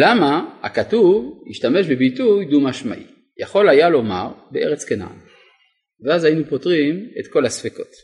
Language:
Hebrew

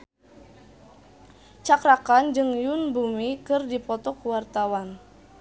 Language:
Sundanese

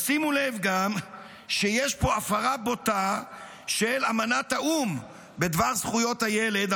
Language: Hebrew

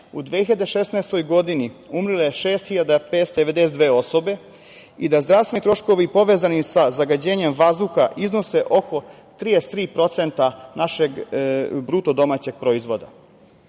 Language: Serbian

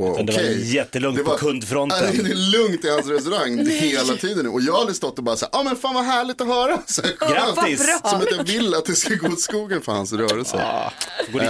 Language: Swedish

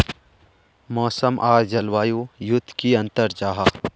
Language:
Magahi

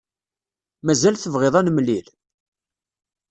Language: Kabyle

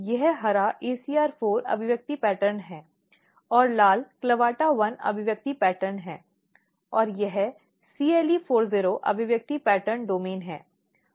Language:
Hindi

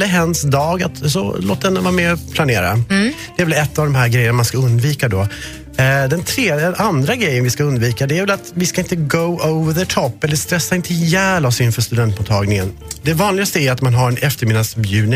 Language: Swedish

